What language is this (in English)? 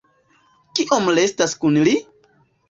Esperanto